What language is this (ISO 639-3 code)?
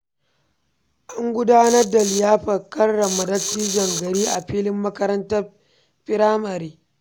hau